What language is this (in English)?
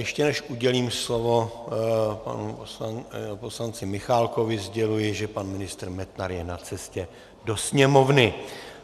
Czech